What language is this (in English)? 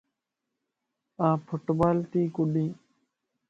Lasi